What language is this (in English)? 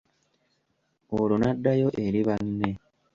Ganda